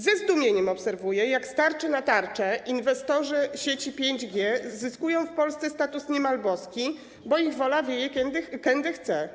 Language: Polish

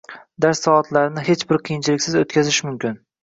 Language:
Uzbek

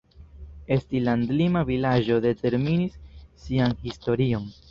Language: Esperanto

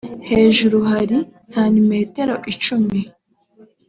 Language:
Kinyarwanda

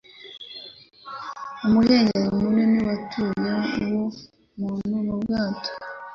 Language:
Kinyarwanda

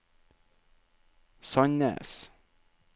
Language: Norwegian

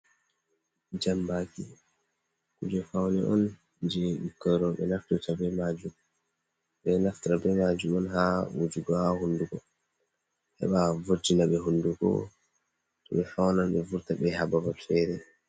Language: Fula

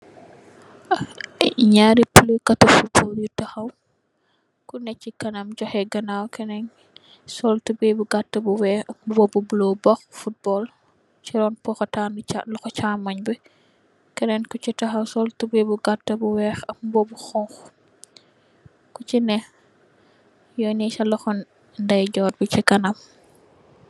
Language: Wolof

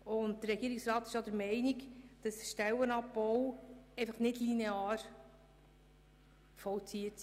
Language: Swiss German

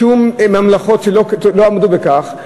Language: Hebrew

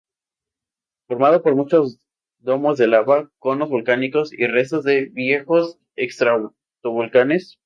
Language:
Spanish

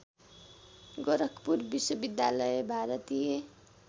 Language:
Nepali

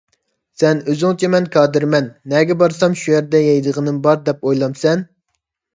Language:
Uyghur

